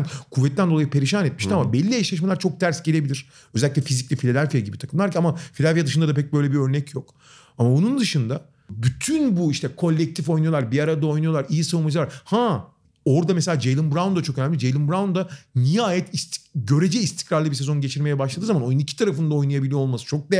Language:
Turkish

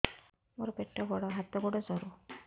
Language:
Odia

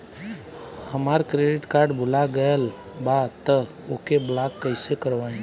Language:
Bhojpuri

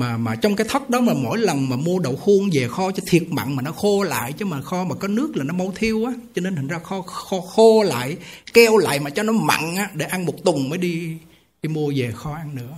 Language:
Vietnamese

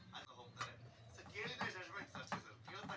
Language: Kannada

